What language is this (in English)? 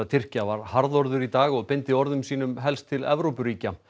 Icelandic